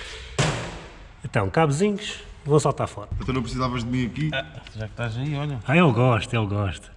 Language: Portuguese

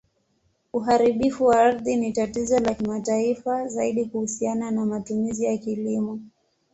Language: Swahili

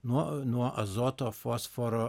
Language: Lithuanian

